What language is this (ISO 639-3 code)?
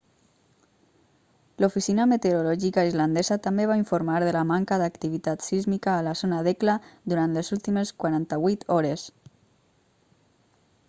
cat